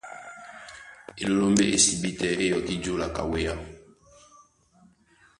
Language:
Duala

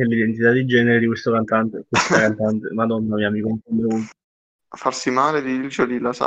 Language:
Italian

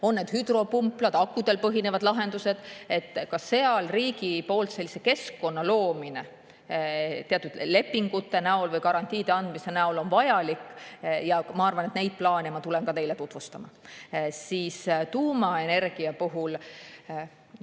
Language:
Estonian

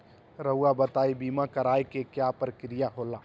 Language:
Magahi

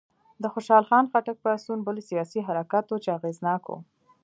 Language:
Pashto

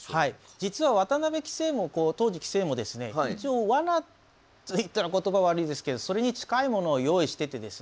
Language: Japanese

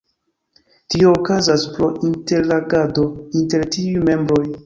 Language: Esperanto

